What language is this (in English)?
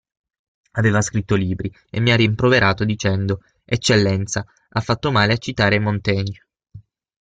Italian